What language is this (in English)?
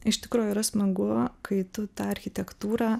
Lithuanian